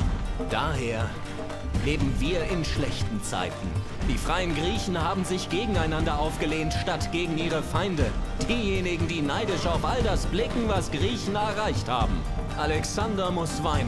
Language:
German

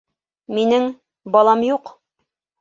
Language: Bashkir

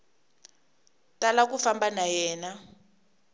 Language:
Tsonga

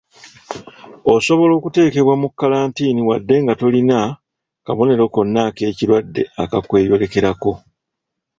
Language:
Ganda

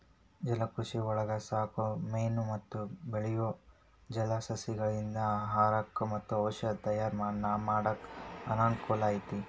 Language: Kannada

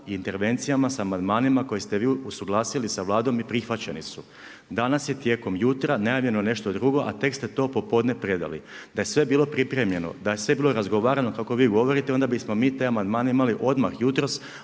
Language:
Croatian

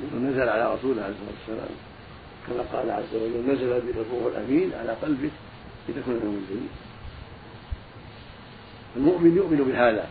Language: Arabic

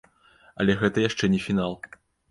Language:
Belarusian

